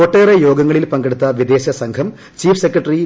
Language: Malayalam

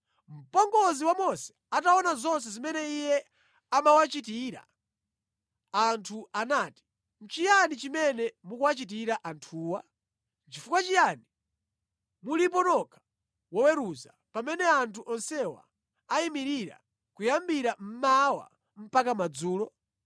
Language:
Nyanja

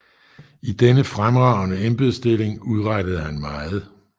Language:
Danish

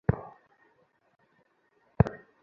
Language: Bangla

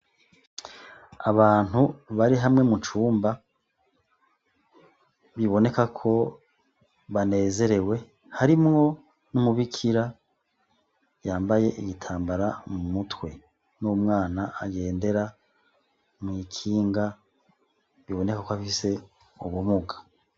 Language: Rundi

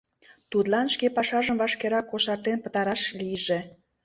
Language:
Mari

